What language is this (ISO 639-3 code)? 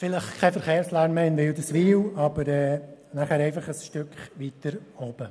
gsw